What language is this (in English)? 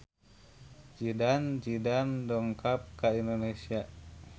Sundanese